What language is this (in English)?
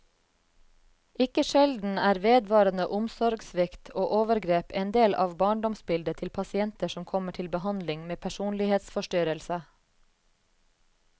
Norwegian